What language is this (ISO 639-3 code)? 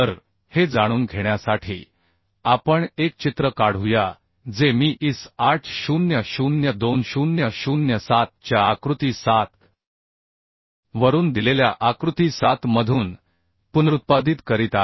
mar